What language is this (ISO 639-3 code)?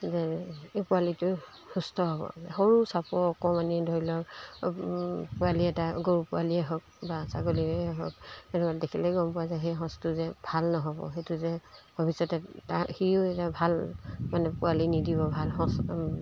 asm